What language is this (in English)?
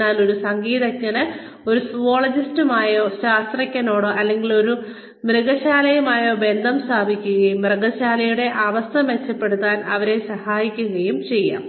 Malayalam